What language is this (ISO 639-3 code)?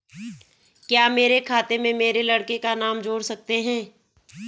hin